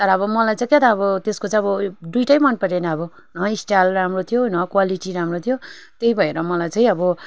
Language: Nepali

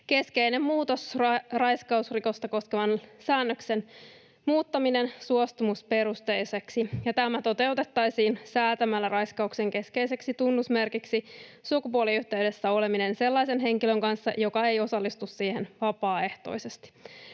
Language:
Finnish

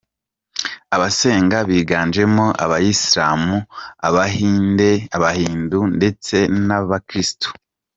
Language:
Kinyarwanda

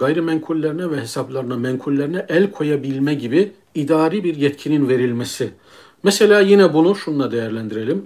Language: Turkish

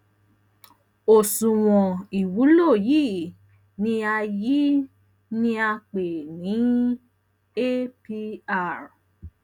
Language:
Yoruba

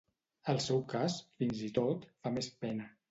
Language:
Catalan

